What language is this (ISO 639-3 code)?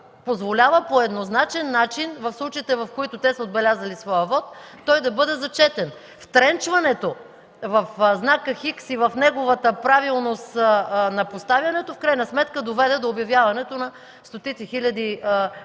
bul